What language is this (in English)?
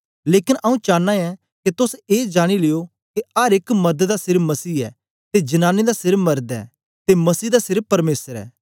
Dogri